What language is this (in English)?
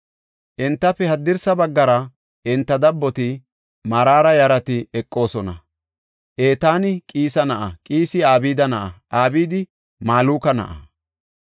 Gofa